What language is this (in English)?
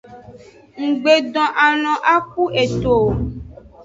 Aja (Benin)